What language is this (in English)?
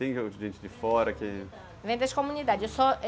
Portuguese